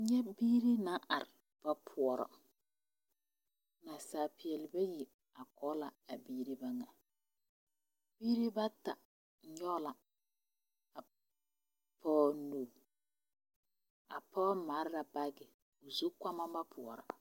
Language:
Southern Dagaare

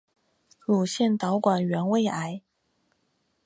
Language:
Chinese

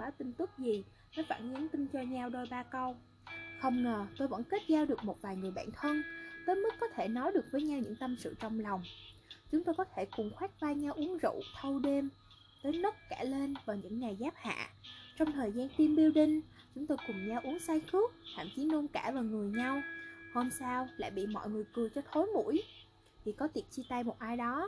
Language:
Vietnamese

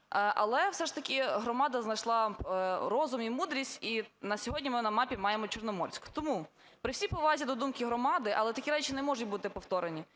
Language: Ukrainian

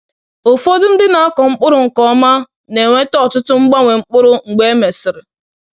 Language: Igbo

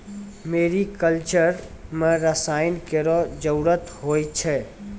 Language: Maithili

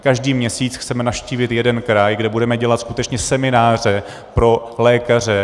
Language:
Czech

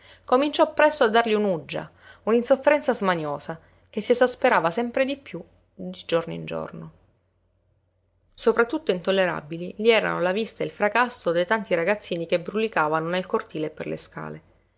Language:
Italian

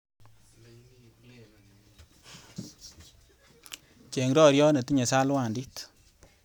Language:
Kalenjin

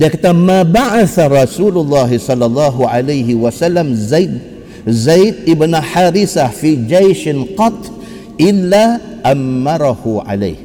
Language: Malay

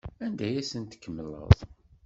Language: Kabyle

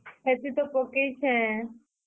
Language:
Odia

